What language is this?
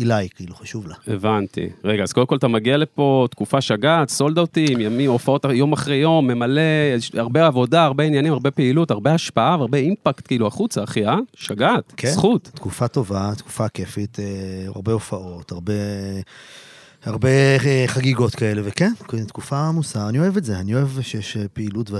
Hebrew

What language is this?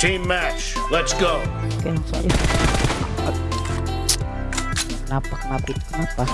Indonesian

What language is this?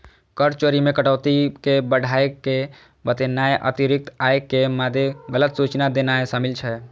Maithili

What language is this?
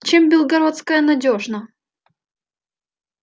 Russian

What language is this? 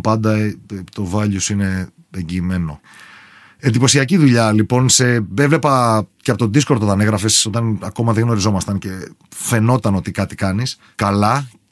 Greek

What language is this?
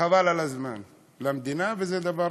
Hebrew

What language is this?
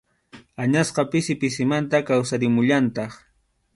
Arequipa-La Unión Quechua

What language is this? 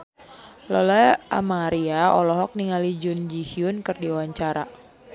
Sundanese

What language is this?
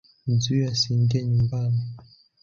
Swahili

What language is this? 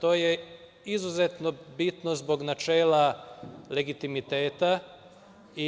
Serbian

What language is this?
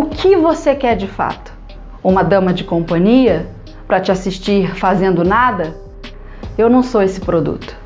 Portuguese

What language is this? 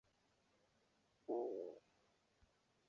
Chinese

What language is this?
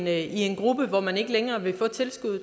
Danish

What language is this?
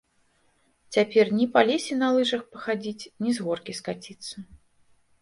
Belarusian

